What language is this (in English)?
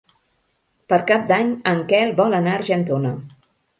Catalan